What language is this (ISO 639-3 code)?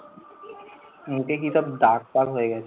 ben